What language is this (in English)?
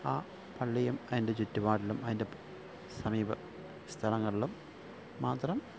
Malayalam